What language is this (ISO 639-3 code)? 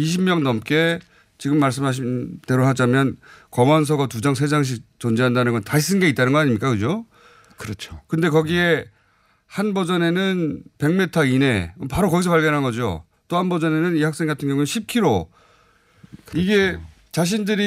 kor